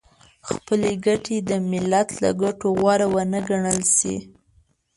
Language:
Pashto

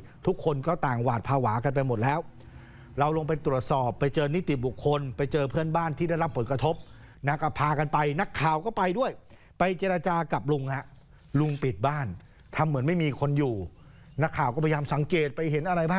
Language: Thai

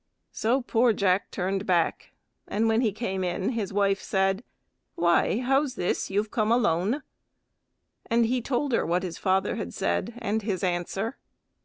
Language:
English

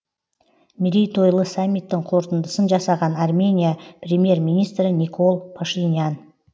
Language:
Kazakh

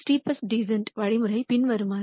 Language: Tamil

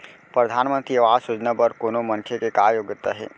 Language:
Chhattisgarhi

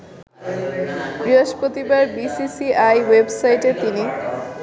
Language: Bangla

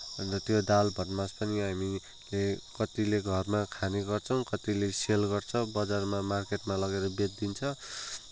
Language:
Nepali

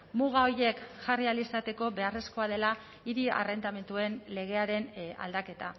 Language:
Basque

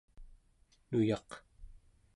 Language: Central Yupik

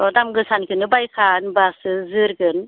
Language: Bodo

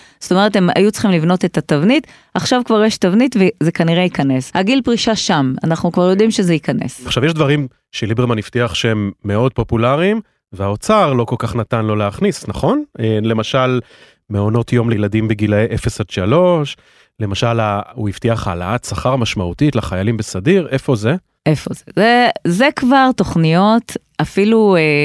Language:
Hebrew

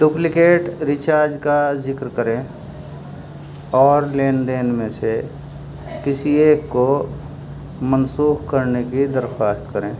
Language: Urdu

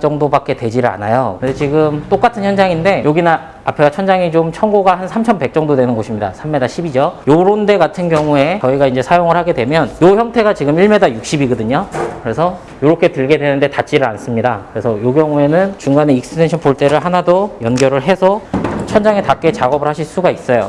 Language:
Korean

